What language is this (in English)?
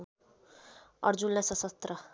Nepali